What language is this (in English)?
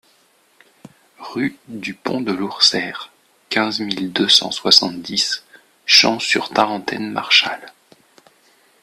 French